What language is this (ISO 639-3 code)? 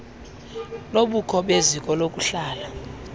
xho